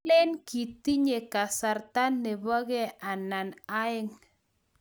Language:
Kalenjin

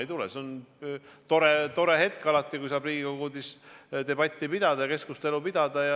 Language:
Estonian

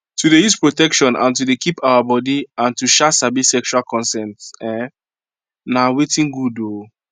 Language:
Nigerian Pidgin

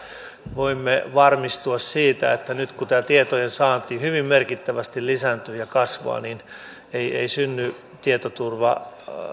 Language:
Finnish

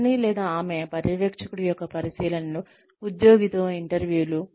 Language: Telugu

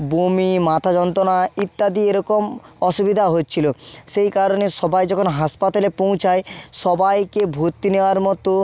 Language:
Bangla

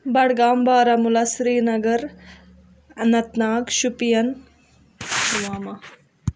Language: Kashmiri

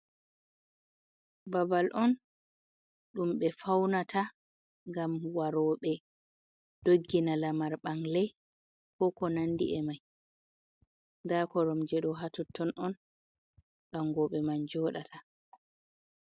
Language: Fula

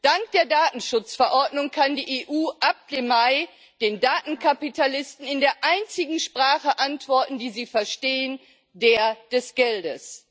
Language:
German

